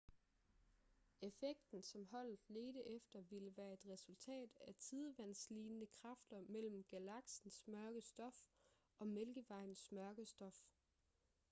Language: Danish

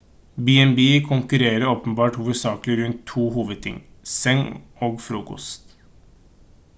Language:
Norwegian Bokmål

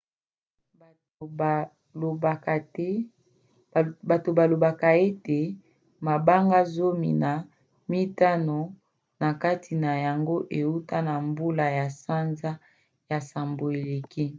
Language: Lingala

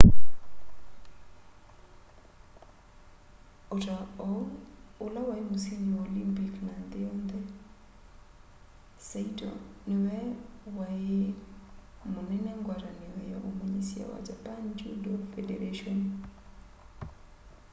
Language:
Kamba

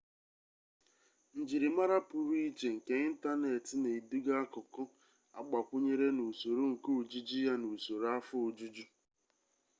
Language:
Igbo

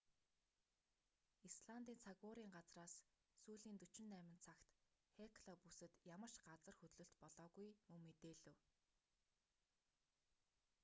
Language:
Mongolian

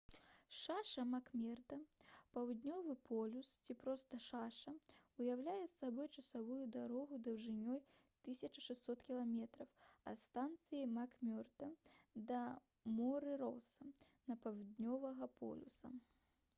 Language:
Belarusian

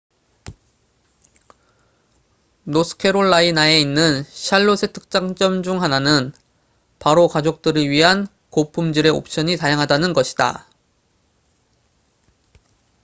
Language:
Korean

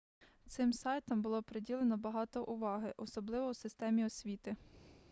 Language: Ukrainian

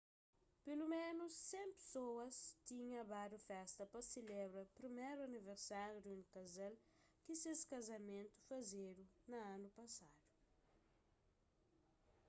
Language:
Kabuverdianu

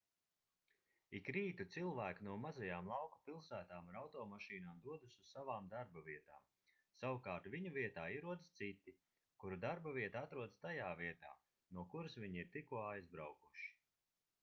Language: Latvian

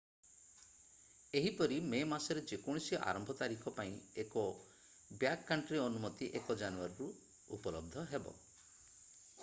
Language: Odia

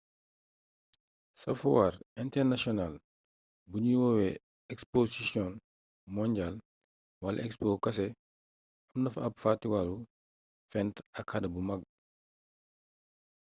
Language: Wolof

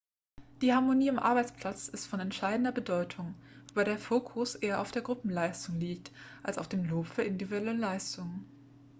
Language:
German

